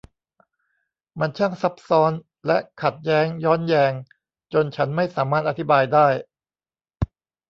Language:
Thai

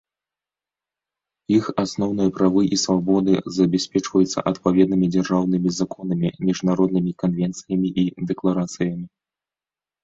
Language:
Belarusian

